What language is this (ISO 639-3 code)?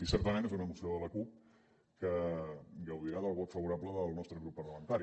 cat